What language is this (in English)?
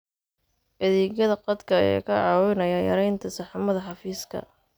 Somali